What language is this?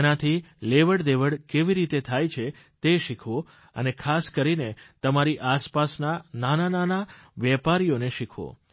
Gujarati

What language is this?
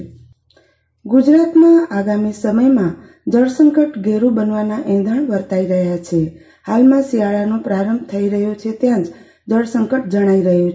Gujarati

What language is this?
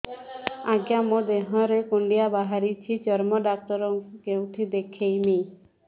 Odia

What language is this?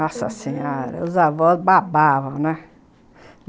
Portuguese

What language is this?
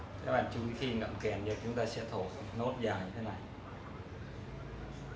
Vietnamese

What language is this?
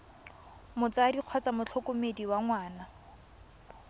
Tswana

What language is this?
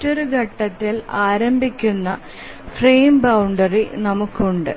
Malayalam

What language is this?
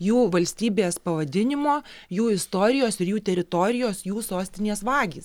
Lithuanian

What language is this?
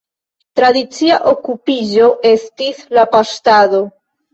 Esperanto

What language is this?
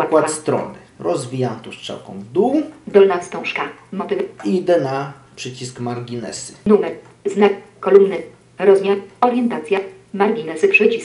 Polish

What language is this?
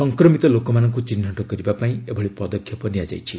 Odia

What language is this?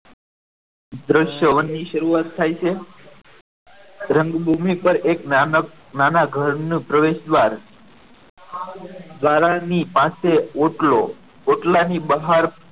Gujarati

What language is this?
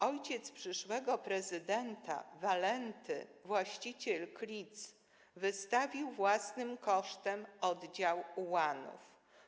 Polish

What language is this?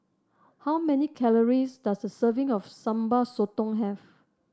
English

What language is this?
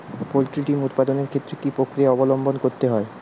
Bangla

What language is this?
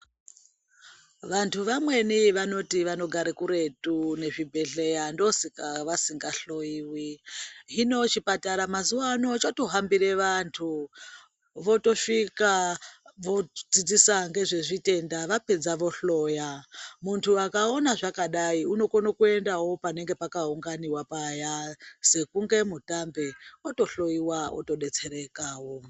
Ndau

